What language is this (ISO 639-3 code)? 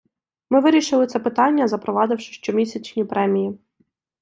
ukr